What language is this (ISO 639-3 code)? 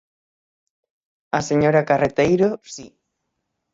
glg